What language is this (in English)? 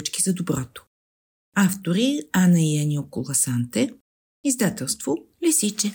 Bulgarian